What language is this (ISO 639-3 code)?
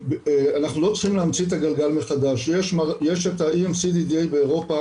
heb